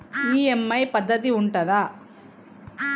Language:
Telugu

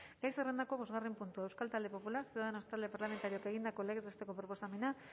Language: Basque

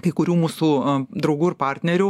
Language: Lithuanian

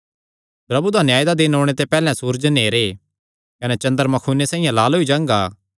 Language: Kangri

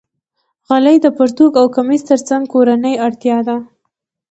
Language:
Pashto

